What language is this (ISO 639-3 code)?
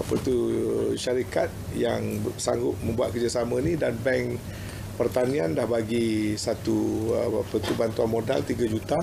msa